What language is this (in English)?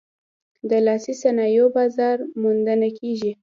Pashto